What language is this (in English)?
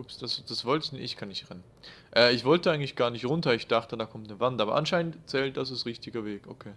German